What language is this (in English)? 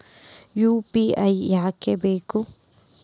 Kannada